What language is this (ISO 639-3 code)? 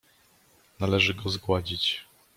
pol